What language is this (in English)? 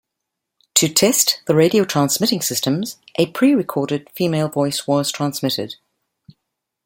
English